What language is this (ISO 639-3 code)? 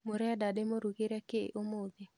kik